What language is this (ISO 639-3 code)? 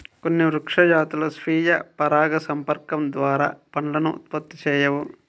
tel